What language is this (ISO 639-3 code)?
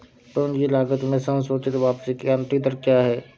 hin